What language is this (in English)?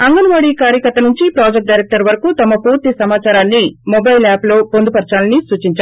Telugu